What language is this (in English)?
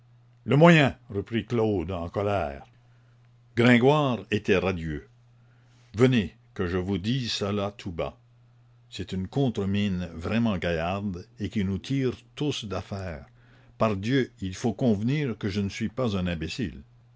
French